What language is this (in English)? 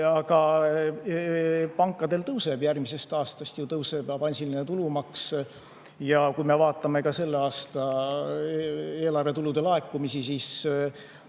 Estonian